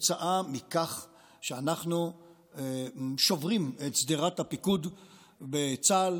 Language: Hebrew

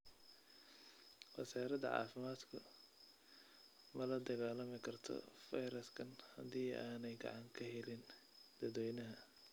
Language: Somali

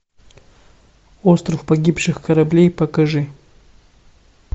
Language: Russian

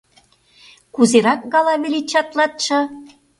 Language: Mari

